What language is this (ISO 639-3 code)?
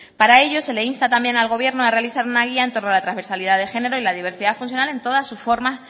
spa